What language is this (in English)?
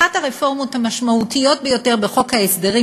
Hebrew